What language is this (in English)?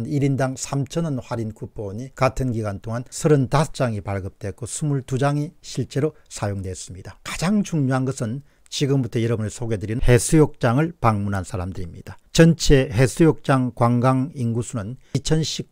Korean